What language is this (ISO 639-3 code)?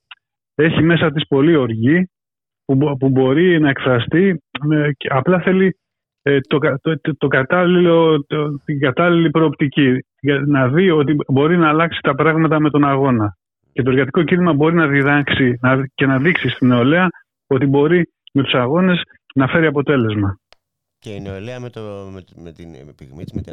ell